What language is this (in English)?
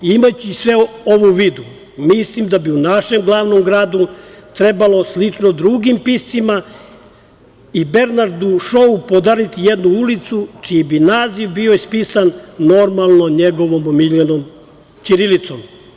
Serbian